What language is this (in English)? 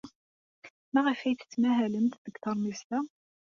Kabyle